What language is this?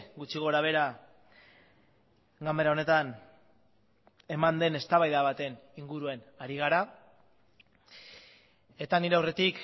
Basque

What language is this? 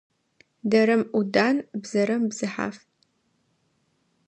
Adyghe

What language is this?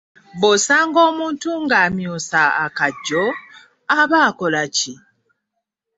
Ganda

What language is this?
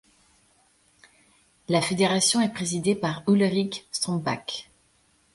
French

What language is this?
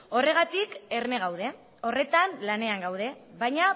Basque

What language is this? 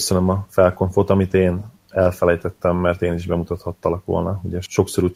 Hungarian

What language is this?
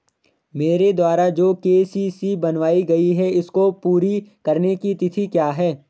Hindi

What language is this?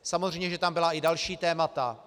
Czech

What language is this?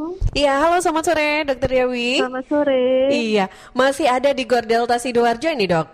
Indonesian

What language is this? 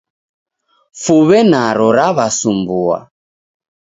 Taita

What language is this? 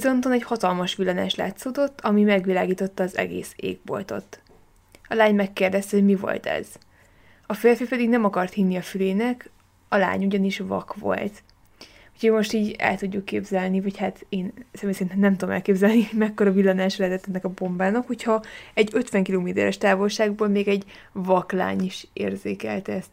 Hungarian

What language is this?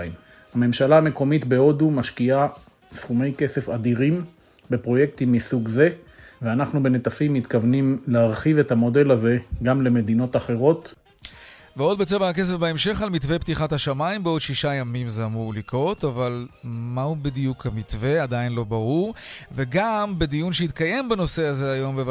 Hebrew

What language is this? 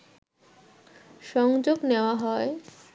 Bangla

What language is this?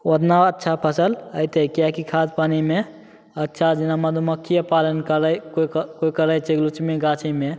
Maithili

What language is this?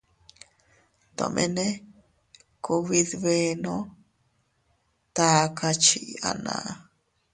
Teutila Cuicatec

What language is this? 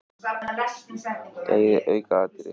Icelandic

